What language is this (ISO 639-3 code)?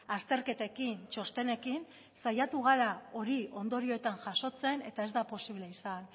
eus